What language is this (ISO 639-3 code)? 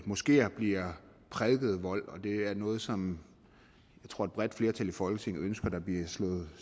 dan